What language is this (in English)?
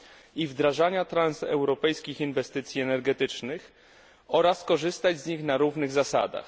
Polish